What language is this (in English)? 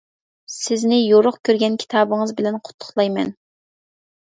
Uyghur